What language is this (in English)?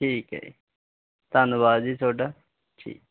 Punjabi